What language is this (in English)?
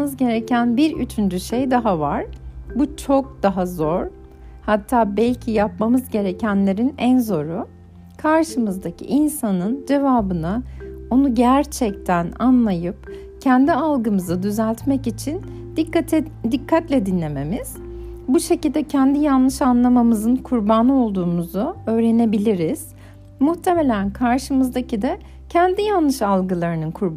Turkish